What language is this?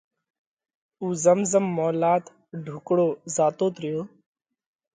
Parkari Koli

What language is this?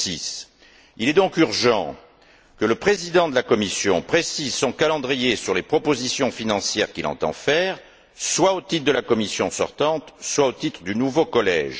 French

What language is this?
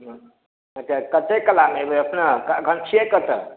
Maithili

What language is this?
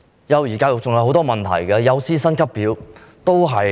Cantonese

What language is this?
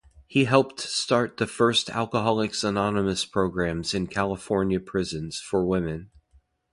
English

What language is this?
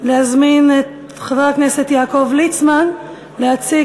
Hebrew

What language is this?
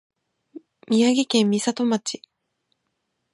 Japanese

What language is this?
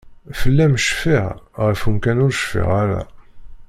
Kabyle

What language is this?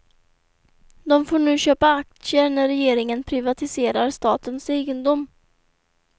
Swedish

